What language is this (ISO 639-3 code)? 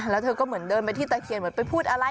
tha